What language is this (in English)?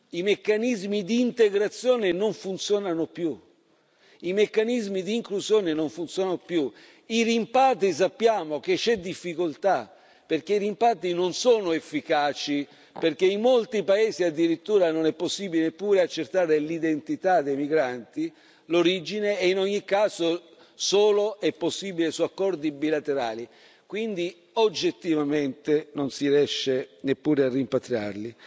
Italian